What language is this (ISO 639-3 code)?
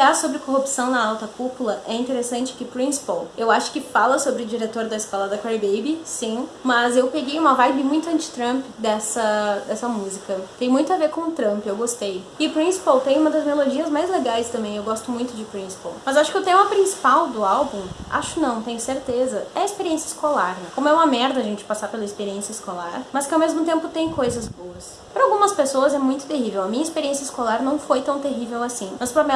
por